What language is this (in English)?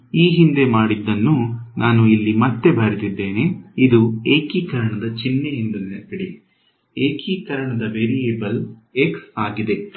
Kannada